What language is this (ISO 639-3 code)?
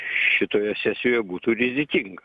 lit